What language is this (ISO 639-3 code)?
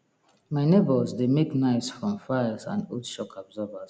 pcm